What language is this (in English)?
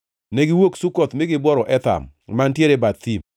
Luo (Kenya and Tanzania)